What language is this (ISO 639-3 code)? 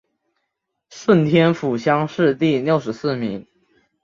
zho